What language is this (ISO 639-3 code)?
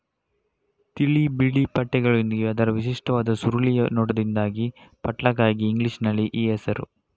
kan